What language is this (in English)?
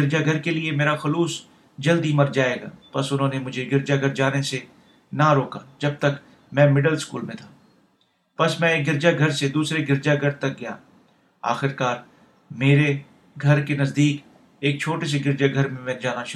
Urdu